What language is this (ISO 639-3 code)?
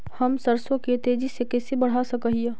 mag